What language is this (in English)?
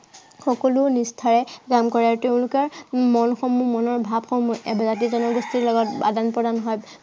Assamese